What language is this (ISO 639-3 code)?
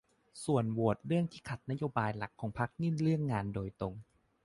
tha